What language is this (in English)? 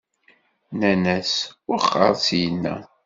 Kabyle